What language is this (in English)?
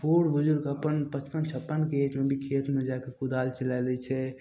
Maithili